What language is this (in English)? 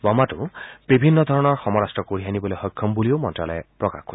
Assamese